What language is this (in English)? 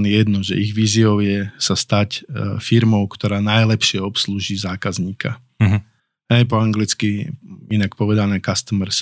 Slovak